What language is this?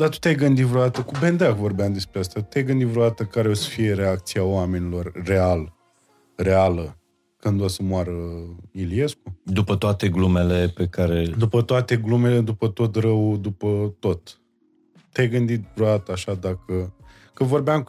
Romanian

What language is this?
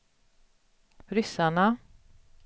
Swedish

